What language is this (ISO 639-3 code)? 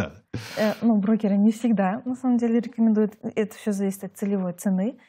rus